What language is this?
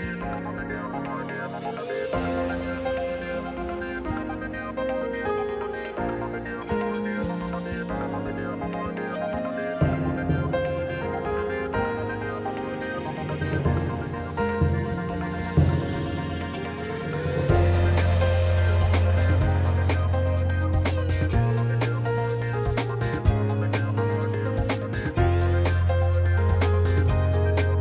Indonesian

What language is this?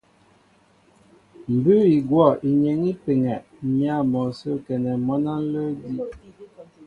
Mbo (Cameroon)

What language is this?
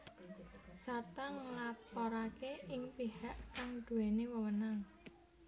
Javanese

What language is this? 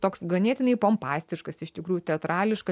Lithuanian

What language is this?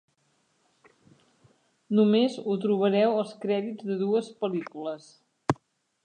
Catalan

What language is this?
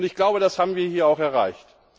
German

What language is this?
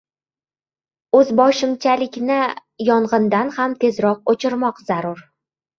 Uzbek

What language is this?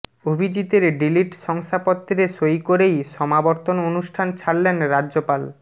Bangla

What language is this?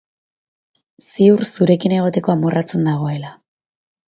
Basque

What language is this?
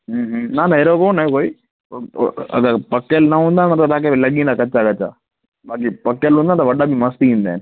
Sindhi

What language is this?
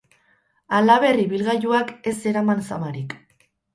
Basque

